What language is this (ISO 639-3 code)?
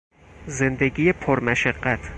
fas